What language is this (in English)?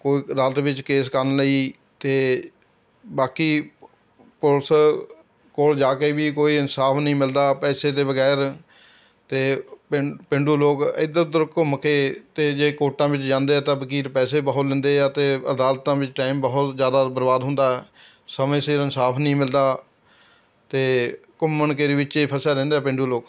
Punjabi